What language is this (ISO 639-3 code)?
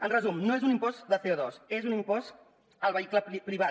cat